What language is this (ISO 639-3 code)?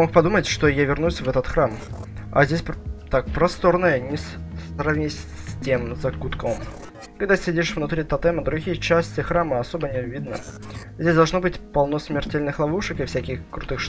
rus